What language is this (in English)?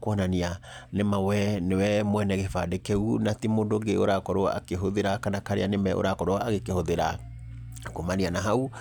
Kikuyu